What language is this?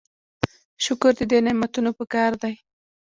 Pashto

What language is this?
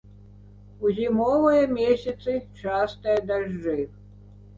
Belarusian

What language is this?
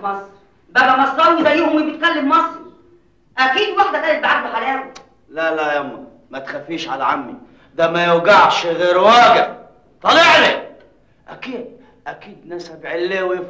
Arabic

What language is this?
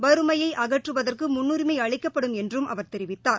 Tamil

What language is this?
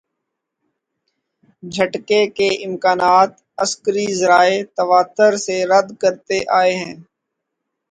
Urdu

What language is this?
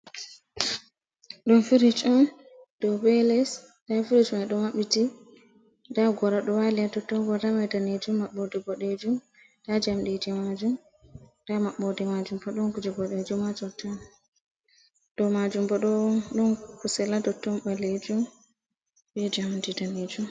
Fula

